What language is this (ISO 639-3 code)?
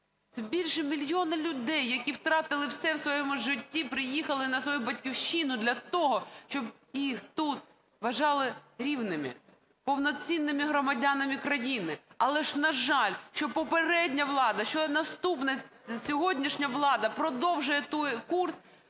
ukr